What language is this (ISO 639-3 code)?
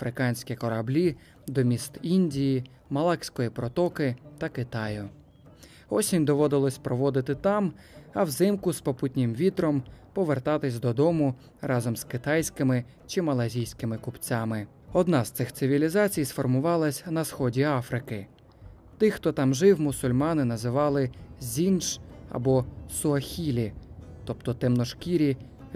ukr